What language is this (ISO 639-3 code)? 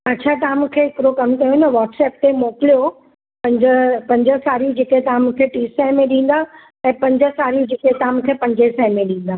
snd